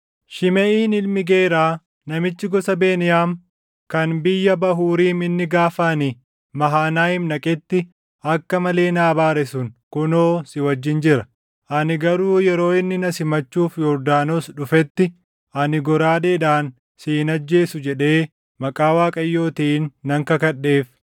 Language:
Oromo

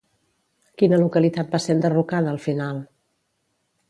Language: Catalan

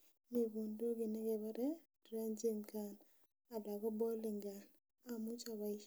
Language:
Kalenjin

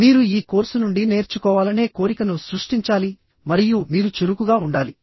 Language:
Telugu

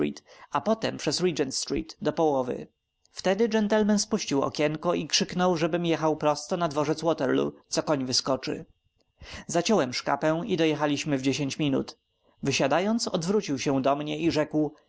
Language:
Polish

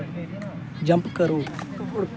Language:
Dogri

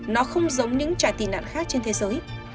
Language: Vietnamese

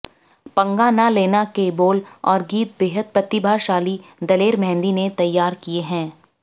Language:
Hindi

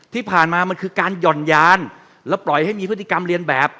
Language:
Thai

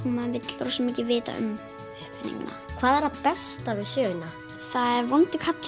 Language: Icelandic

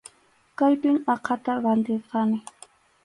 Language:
Arequipa-La Unión Quechua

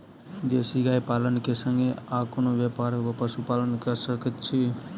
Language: Maithili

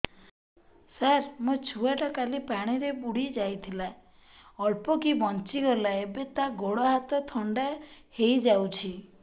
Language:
Odia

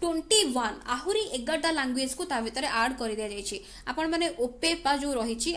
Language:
Hindi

